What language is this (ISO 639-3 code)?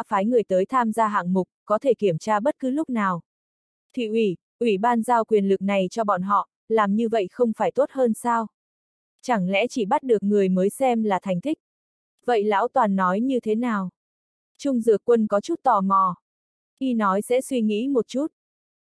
vie